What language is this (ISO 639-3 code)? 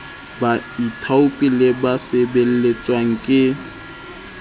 sot